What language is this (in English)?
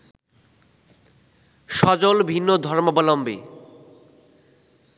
Bangla